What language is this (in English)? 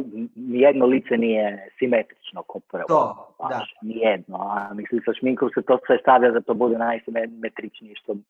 Croatian